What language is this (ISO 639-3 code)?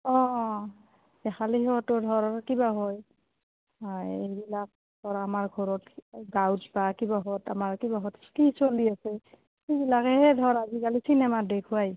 asm